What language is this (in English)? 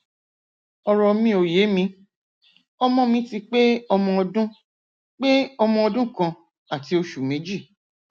Yoruba